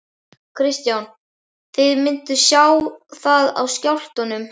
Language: Icelandic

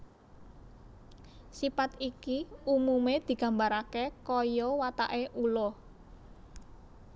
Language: Javanese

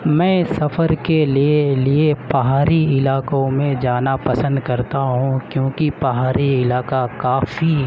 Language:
Urdu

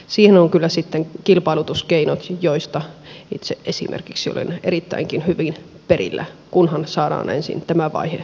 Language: Finnish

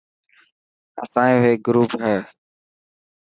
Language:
Dhatki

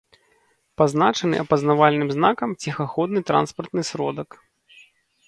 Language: Belarusian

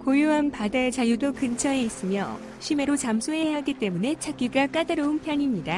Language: Korean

